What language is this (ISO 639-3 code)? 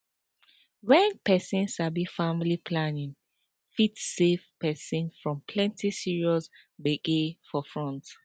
pcm